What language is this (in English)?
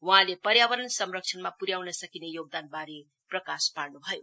Nepali